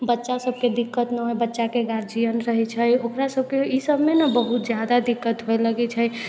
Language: Maithili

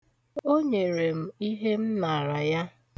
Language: Igbo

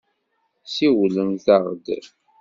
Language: Kabyle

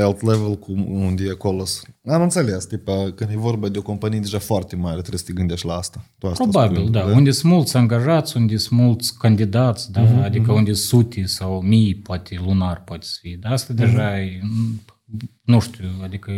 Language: Romanian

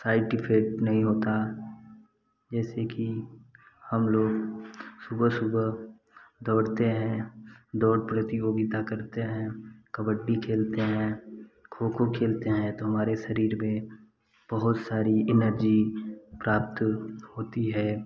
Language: Hindi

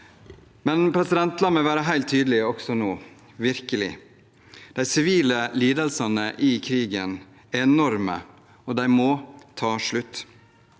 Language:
Norwegian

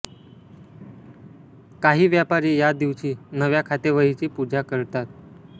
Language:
Marathi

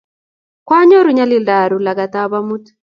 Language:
Kalenjin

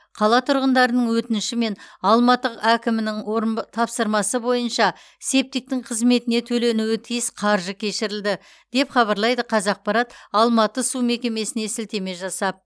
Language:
Kazakh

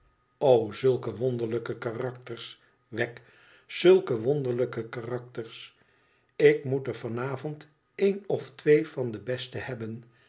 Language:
Dutch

